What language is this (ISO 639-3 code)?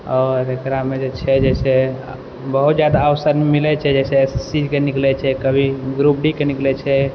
mai